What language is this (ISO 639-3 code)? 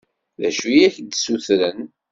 kab